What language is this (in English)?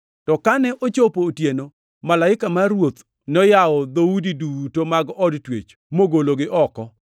Luo (Kenya and Tanzania)